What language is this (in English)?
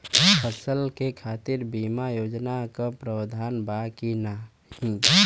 Bhojpuri